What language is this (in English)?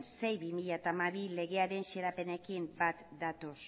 Basque